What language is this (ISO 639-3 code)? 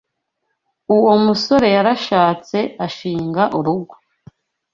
kin